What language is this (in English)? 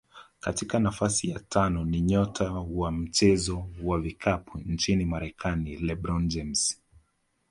Swahili